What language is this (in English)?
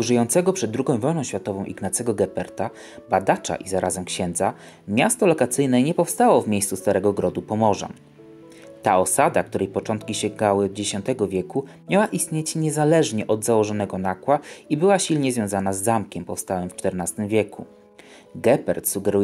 Polish